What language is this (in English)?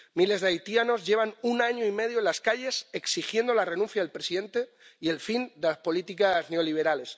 Spanish